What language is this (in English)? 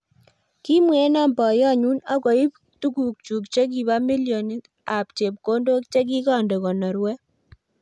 Kalenjin